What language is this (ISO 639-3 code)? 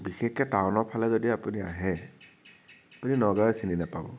asm